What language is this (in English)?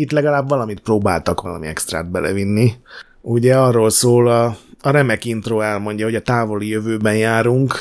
Hungarian